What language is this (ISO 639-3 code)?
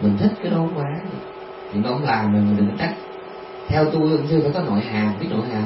vie